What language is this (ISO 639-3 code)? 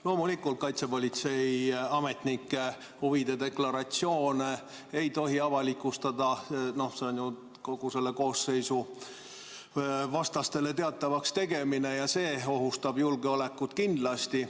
est